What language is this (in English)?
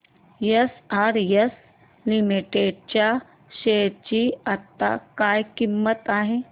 Marathi